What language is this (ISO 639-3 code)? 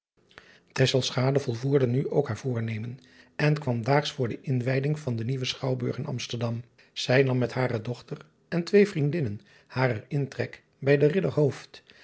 nld